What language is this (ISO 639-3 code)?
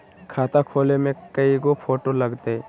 mag